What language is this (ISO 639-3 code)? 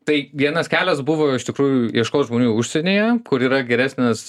lit